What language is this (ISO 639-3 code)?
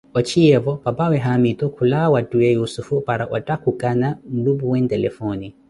eko